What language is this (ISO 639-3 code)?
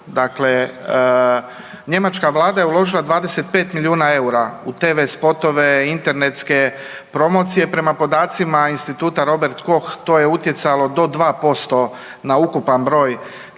hrv